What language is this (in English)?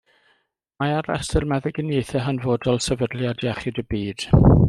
Welsh